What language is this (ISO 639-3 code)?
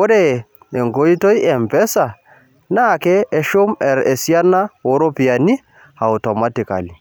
mas